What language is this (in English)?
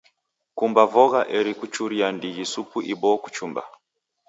Taita